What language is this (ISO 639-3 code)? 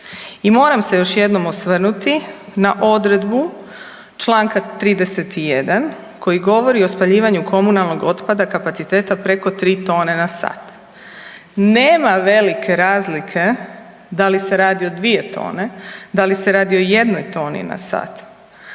hrv